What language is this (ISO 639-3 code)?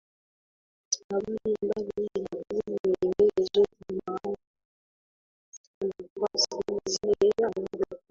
swa